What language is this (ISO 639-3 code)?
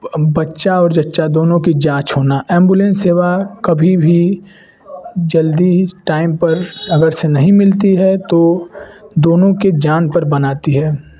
hin